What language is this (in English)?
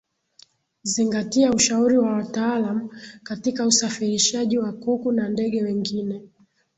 Swahili